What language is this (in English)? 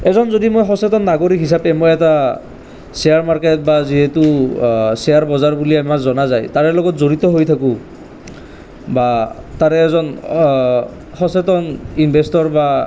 Assamese